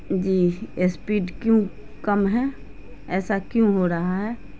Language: Urdu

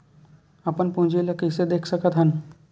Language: Chhattisgarhi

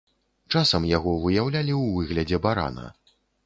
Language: Belarusian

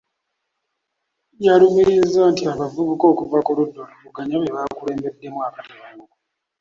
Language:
Ganda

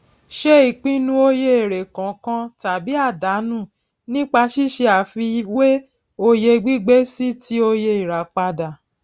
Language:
Yoruba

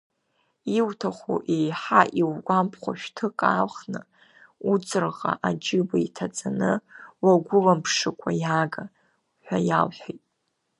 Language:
Abkhazian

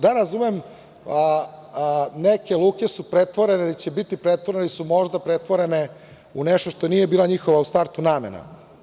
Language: Serbian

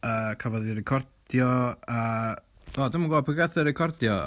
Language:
Welsh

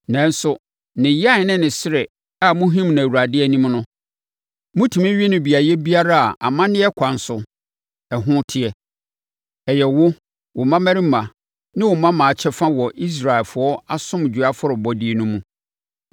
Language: Akan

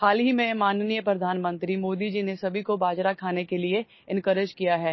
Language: Assamese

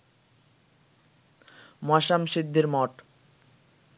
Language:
Bangla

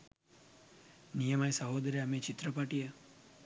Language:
Sinhala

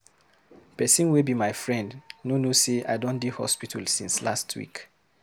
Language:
Nigerian Pidgin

